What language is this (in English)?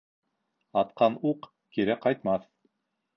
Bashkir